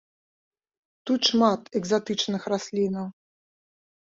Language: Belarusian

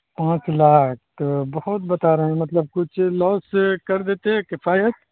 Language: Urdu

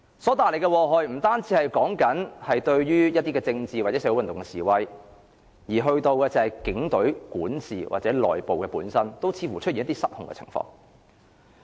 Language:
Cantonese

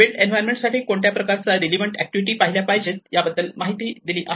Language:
Marathi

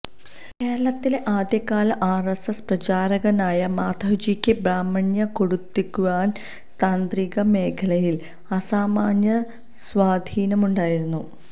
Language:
Malayalam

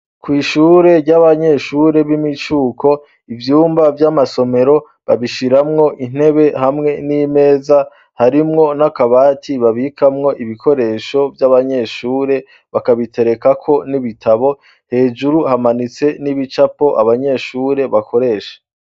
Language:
Rundi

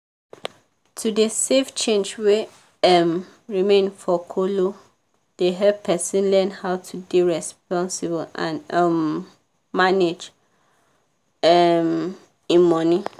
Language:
Nigerian Pidgin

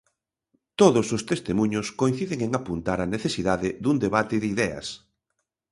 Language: Galician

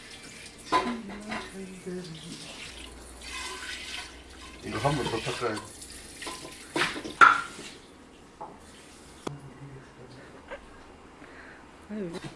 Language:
Korean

